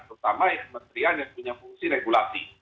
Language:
Indonesian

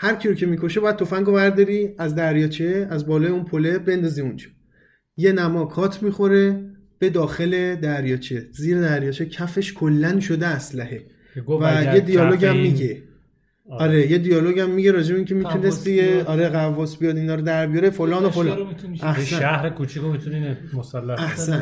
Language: Persian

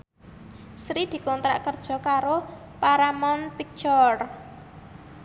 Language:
Javanese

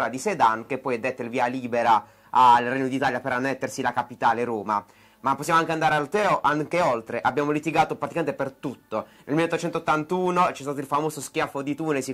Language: Italian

